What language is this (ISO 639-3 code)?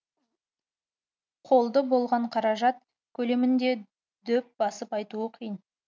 kaz